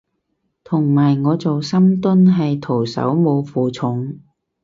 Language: Cantonese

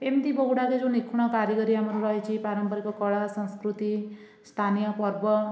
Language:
Odia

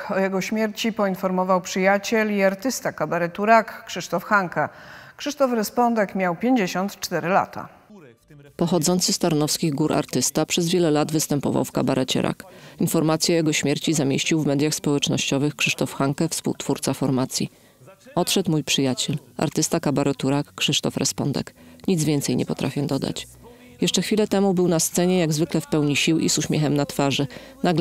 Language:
Polish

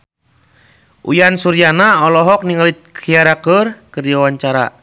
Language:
Sundanese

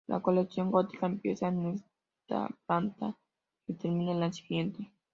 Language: Spanish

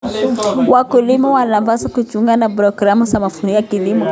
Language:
Kalenjin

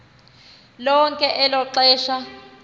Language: Xhosa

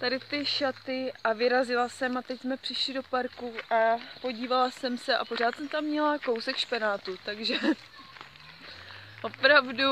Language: Czech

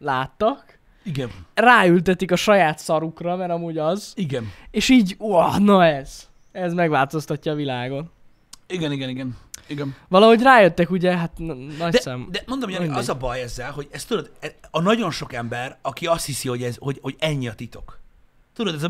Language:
Hungarian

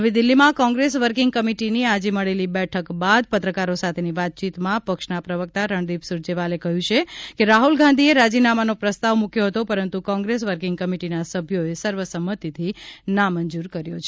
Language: Gujarati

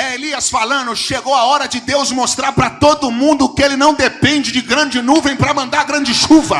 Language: Portuguese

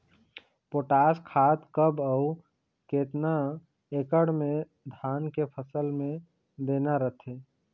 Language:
Chhattisgarhi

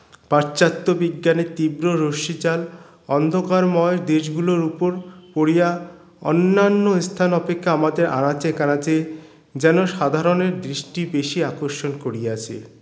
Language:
Bangla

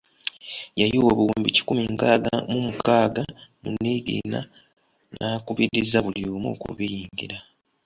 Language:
Ganda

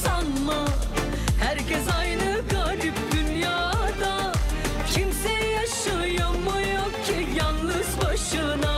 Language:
Turkish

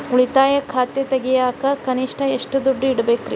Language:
Kannada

